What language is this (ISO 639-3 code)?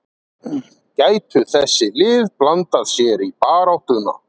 isl